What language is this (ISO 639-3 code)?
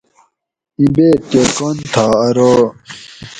gwc